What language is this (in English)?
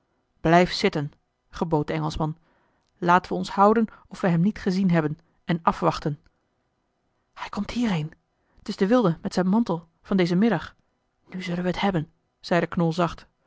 Dutch